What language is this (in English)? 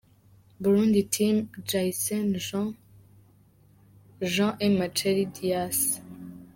Kinyarwanda